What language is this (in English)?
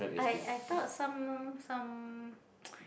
English